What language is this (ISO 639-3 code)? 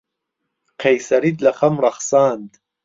ckb